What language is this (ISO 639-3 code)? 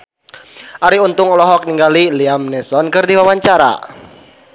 sun